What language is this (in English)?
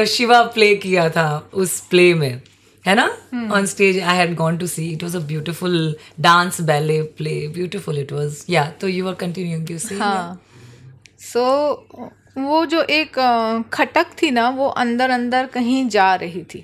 Hindi